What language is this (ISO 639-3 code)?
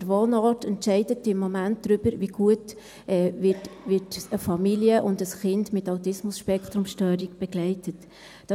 gsw